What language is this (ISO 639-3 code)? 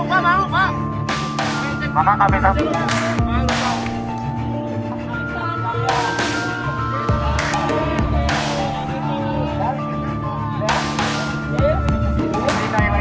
ind